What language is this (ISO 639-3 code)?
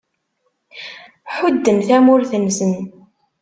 kab